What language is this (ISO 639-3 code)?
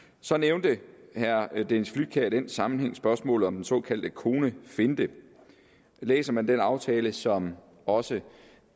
dan